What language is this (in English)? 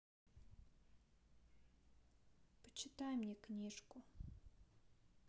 Russian